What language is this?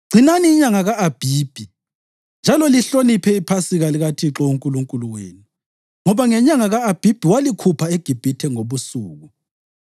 North Ndebele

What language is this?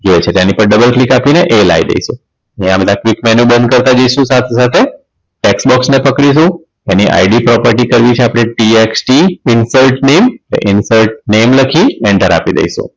Gujarati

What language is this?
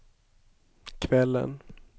Swedish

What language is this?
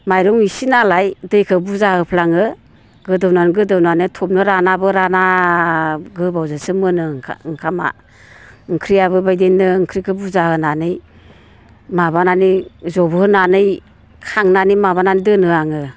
Bodo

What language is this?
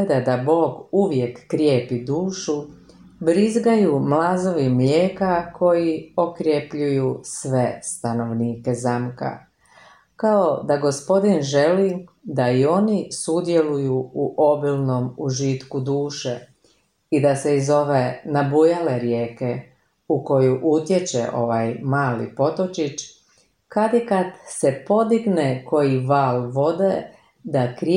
Croatian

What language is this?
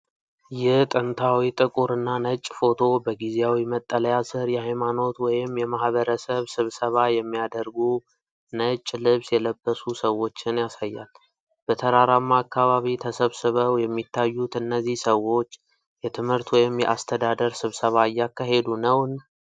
Amharic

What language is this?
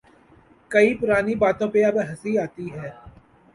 Urdu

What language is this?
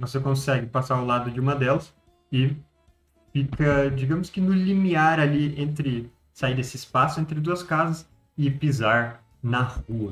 Portuguese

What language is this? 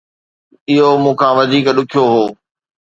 Sindhi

